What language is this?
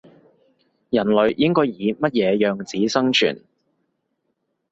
Cantonese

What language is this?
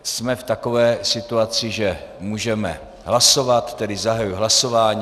Czech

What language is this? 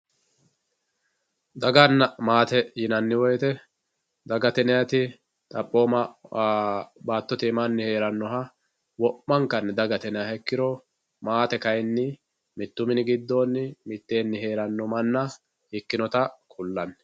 Sidamo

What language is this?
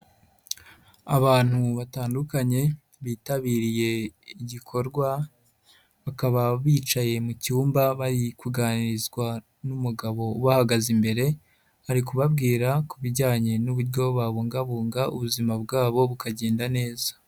Kinyarwanda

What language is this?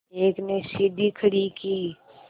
Hindi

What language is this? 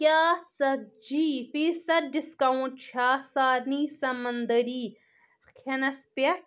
Kashmiri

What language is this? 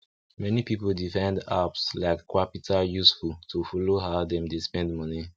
Nigerian Pidgin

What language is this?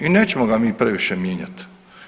Croatian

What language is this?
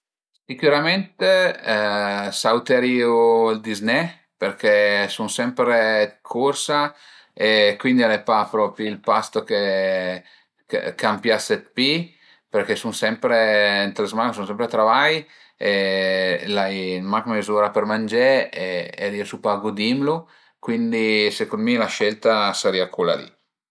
Piedmontese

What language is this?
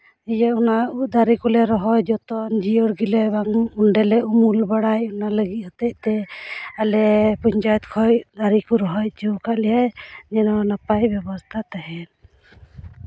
Santali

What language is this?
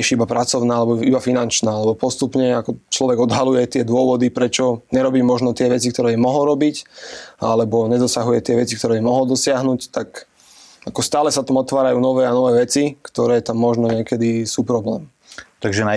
Slovak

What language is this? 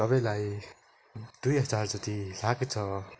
Nepali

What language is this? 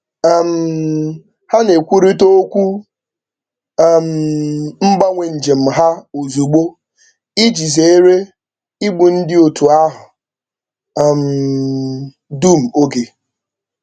Igbo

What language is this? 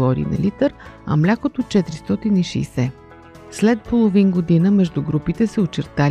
Bulgarian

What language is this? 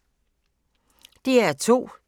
Danish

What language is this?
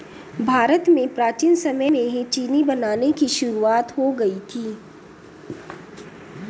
Hindi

